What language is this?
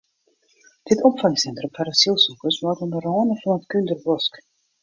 Western Frisian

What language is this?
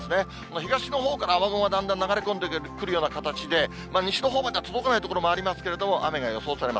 Japanese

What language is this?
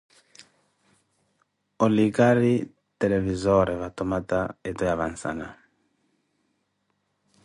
Koti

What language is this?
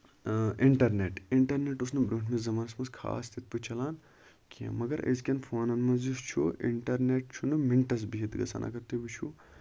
Kashmiri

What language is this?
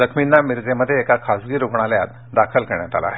Marathi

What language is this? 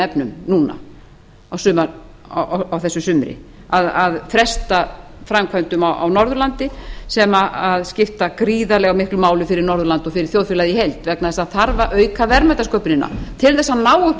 Icelandic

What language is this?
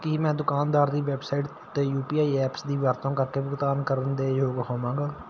Punjabi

